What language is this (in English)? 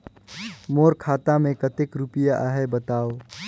Chhattisgarhi